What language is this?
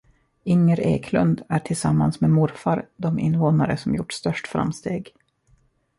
Swedish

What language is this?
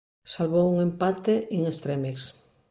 Galician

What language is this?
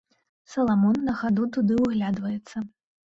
Belarusian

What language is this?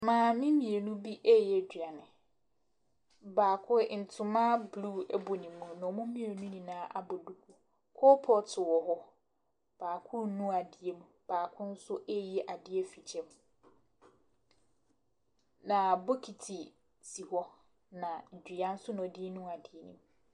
Akan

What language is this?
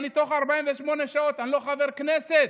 Hebrew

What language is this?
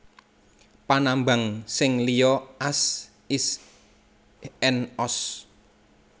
Javanese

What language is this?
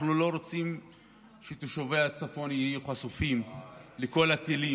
Hebrew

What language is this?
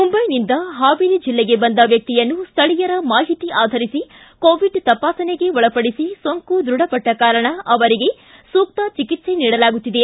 Kannada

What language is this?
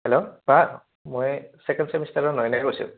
Assamese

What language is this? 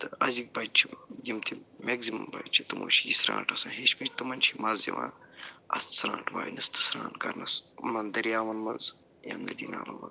Kashmiri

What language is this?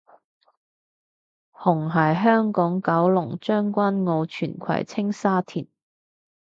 Cantonese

